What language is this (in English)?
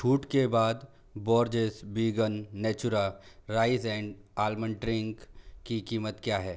Hindi